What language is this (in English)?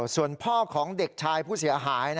Thai